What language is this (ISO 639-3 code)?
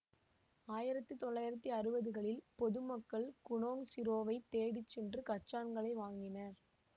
tam